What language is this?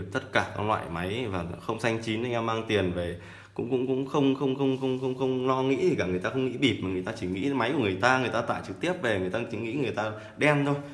Vietnamese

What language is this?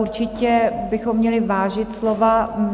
Czech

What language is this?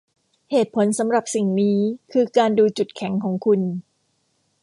Thai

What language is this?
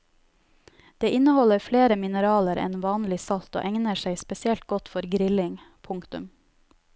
Norwegian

